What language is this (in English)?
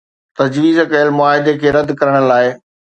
Sindhi